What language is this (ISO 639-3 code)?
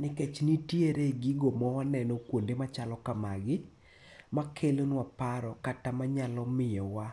luo